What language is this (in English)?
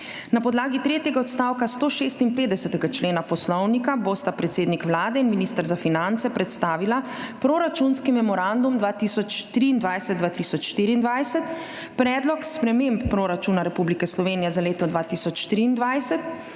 Slovenian